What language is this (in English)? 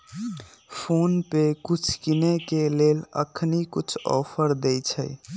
Magahi